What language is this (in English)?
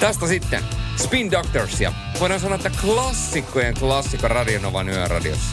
Finnish